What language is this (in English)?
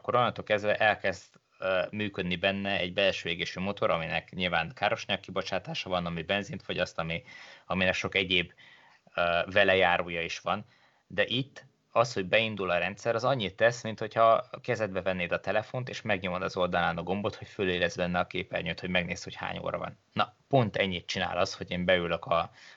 Hungarian